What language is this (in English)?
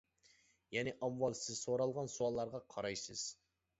Uyghur